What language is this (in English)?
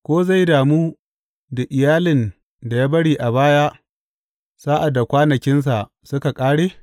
Hausa